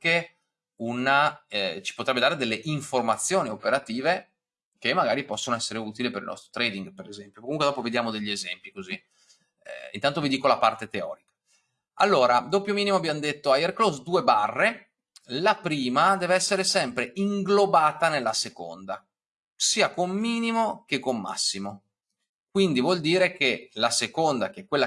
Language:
Italian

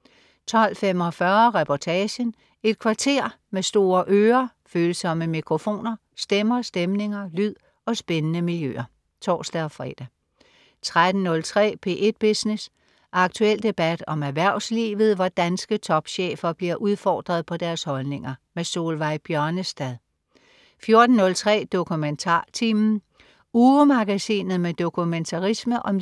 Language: Danish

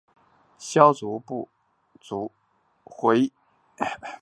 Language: Chinese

